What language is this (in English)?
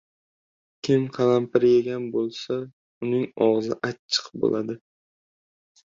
Uzbek